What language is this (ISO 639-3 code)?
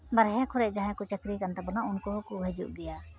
sat